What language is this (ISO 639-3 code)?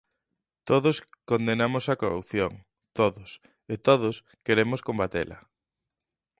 glg